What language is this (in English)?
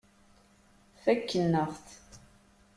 Kabyle